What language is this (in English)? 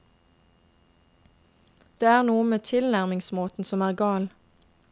Norwegian